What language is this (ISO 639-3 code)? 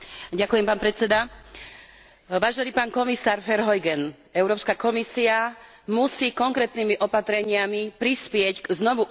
slk